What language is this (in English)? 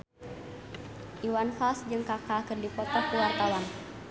Sundanese